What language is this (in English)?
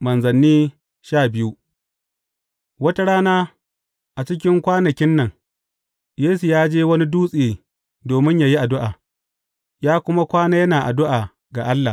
Hausa